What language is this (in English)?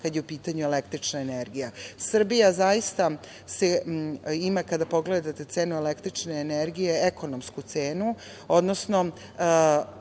Serbian